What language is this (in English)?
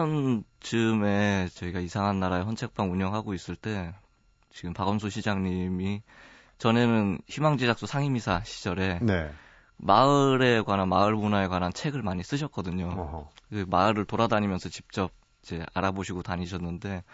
Korean